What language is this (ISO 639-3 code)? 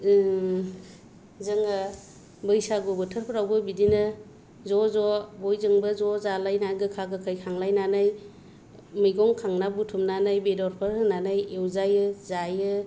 brx